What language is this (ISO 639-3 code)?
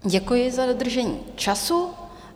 ces